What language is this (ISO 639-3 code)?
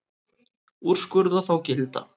isl